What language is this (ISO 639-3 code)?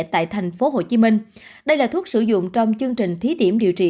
vie